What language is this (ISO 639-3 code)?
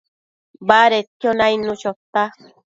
mcf